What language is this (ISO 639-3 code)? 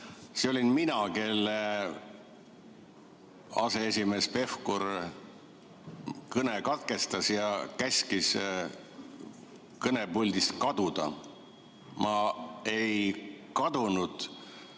est